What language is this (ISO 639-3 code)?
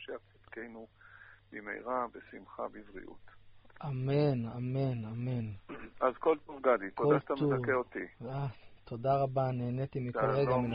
heb